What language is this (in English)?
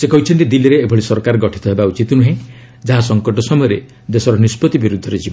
Odia